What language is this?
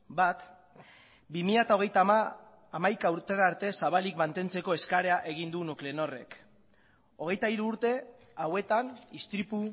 Basque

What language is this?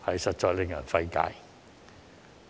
Cantonese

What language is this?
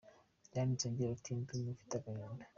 Kinyarwanda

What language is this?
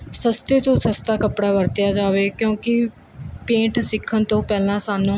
Punjabi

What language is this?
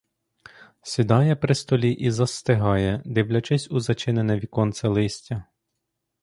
Ukrainian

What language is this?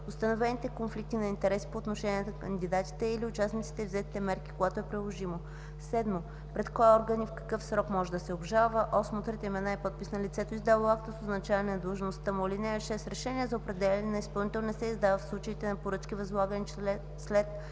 Bulgarian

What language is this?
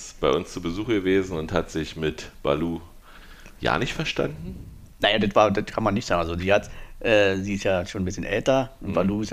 German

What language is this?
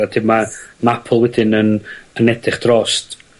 Welsh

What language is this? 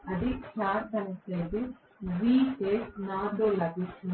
Telugu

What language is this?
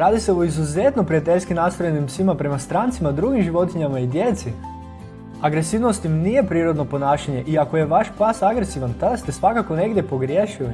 Croatian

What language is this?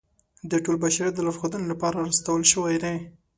Pashto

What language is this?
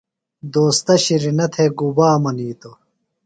Phalura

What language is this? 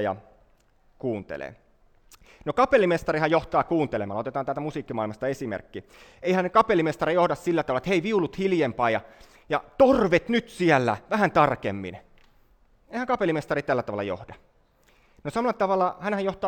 Finnish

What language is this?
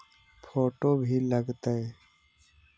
Magahi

